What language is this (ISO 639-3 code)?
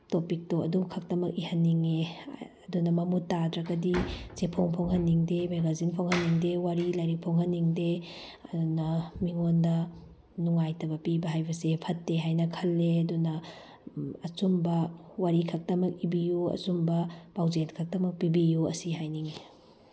mni